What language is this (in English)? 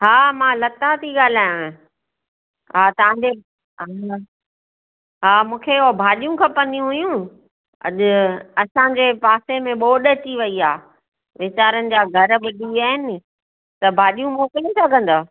Sindhi